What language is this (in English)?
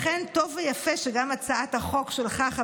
Hebrew